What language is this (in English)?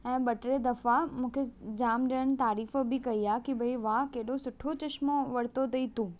Sindhi